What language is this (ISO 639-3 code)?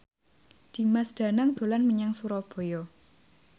jav